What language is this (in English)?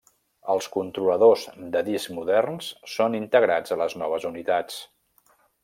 Catalan